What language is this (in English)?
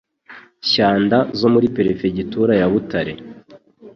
Kinyarwanda